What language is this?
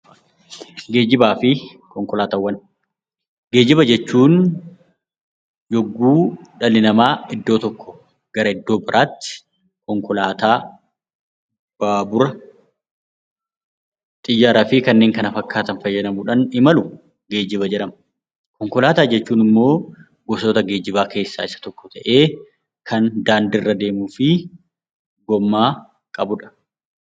Oromo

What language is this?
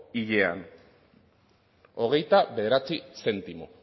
Basque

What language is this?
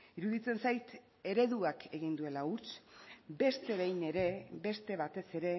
Basque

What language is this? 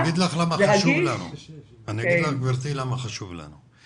Hebrew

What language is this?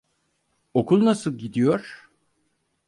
Turkish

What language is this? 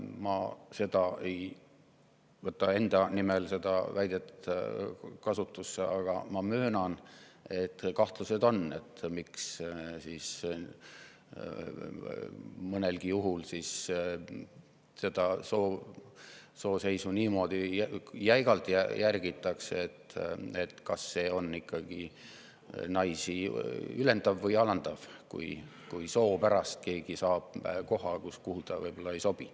Estonian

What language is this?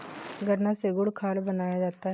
Hindi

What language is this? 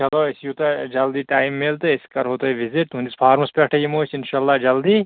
Kashmiri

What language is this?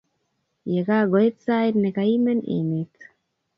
Kalenjin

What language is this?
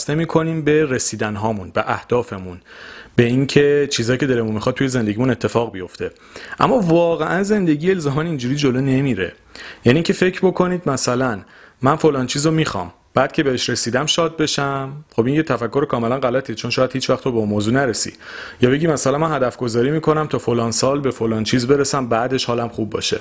Persian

